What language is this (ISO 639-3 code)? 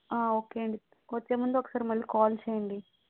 tel